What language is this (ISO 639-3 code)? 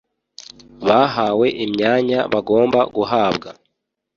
kin